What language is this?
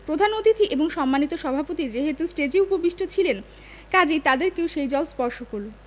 Bangla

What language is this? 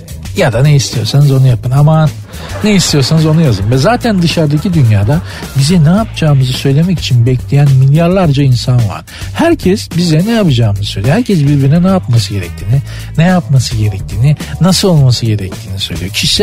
Turkish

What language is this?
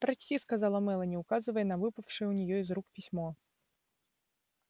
Russian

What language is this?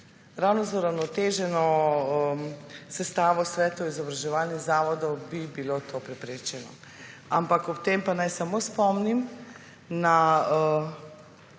Slovenian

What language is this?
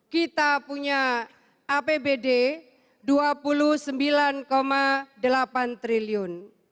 Indonesian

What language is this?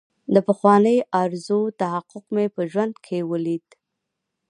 Pashto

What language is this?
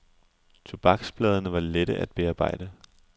Danish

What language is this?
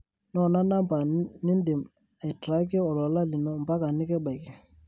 Masai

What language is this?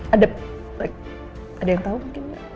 Indonesian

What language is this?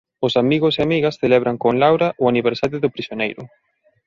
Galician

